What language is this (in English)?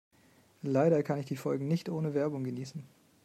German